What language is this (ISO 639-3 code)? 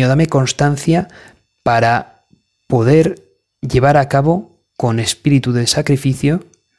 spa